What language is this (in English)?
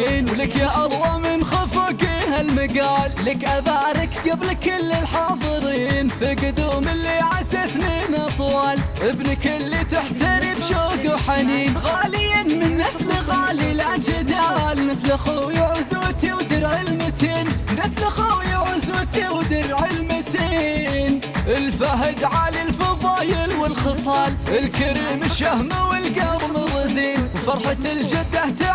Arabic